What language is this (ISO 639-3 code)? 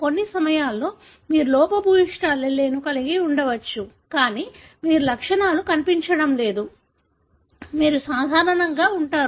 tel